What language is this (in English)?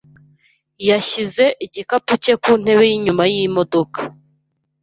Kinyarwanda